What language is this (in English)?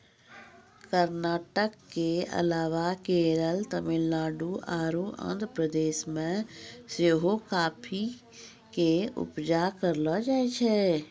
Maithili